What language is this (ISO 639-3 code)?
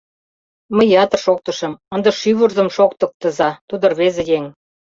chm